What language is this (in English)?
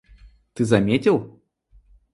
Russian